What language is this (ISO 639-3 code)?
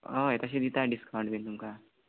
kok